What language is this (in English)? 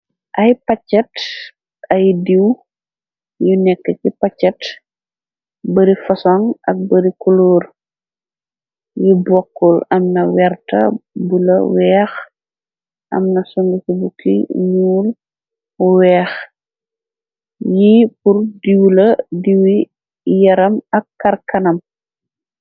Wolof